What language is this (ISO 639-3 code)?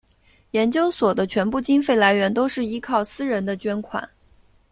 zho